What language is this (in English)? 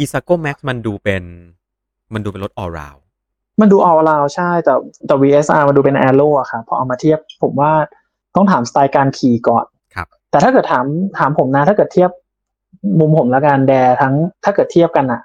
Thai